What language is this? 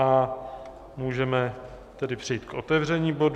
Czech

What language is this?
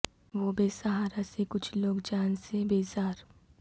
Urdu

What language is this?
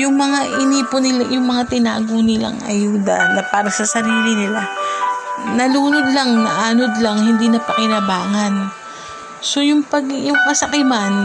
Filipino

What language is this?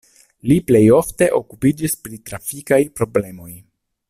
Esperanto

